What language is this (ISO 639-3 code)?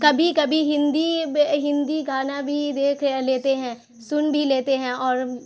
urd